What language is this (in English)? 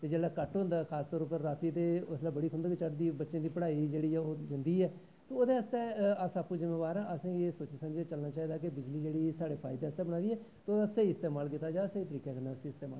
Dogri